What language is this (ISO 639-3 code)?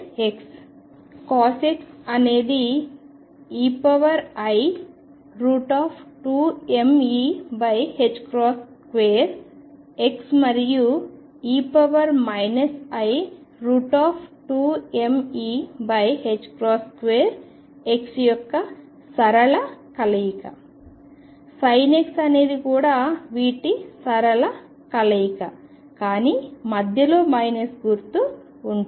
tel